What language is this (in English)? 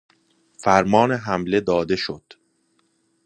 Persian